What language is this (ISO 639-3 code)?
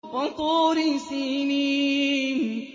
ara